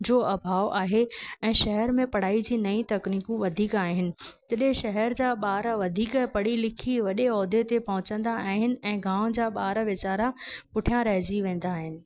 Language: Sindhi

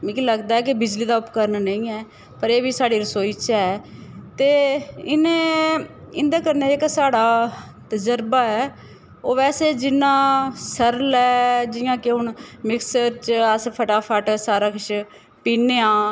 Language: Dogri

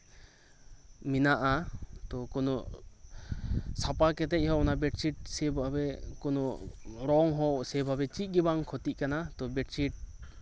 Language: Santali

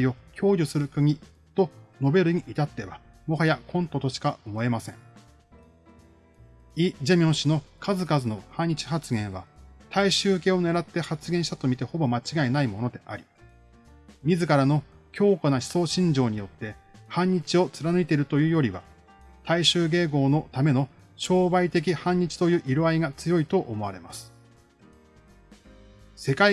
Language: Japanese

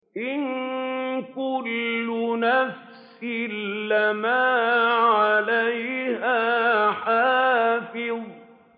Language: Arabic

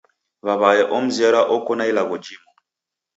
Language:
Taita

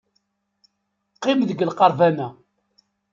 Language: Kabyle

